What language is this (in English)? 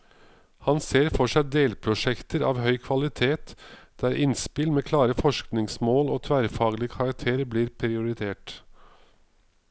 Norwegian